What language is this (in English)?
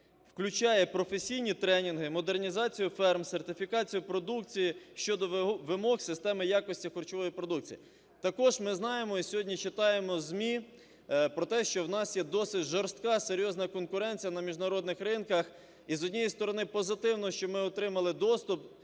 Ukrainian